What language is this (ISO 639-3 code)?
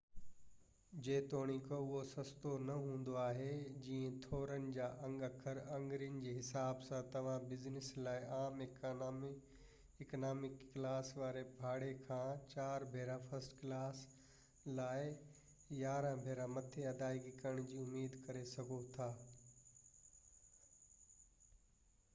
snd